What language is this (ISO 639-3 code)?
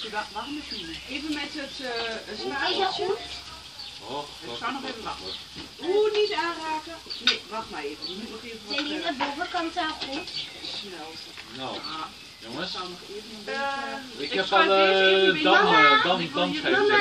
nld